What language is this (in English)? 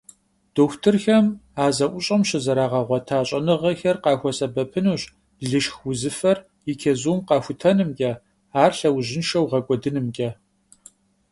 Kabardian